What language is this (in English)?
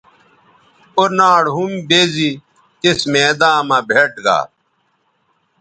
Bateri